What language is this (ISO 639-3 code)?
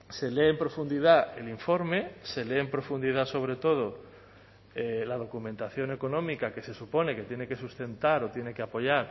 spa